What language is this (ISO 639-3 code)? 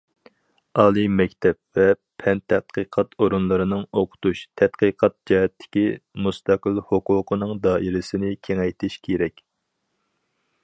uig